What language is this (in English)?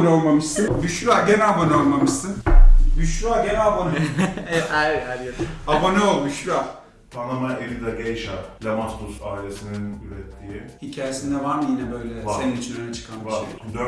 Turkish